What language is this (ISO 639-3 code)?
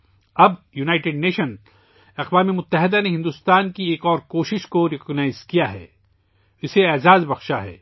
urd